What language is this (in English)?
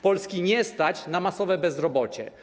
Polish